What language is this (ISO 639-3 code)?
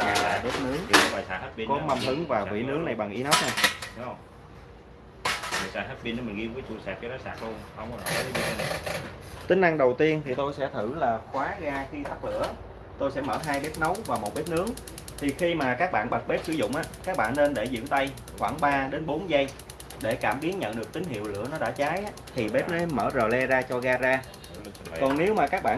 vie